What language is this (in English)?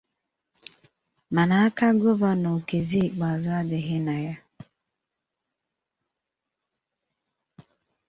Igbo